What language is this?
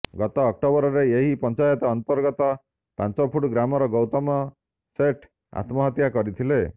Odia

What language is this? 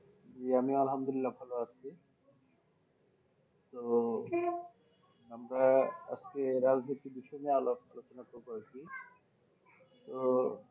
Bangla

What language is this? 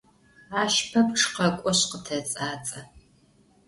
Adyghe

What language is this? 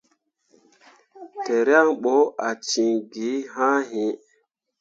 Mundang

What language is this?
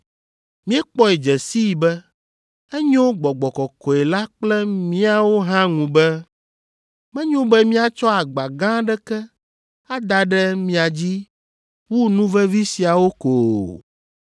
Ewe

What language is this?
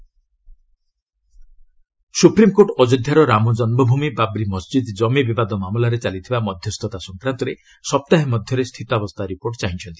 Odia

